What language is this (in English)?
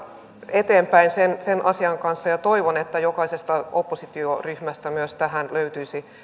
Finnish